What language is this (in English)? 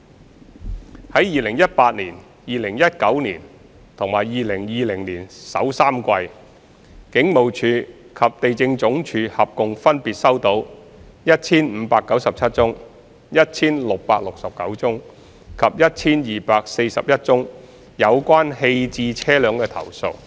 Cantonese